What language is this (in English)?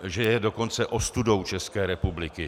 Czech